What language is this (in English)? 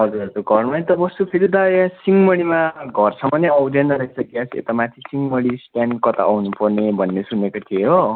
Nepali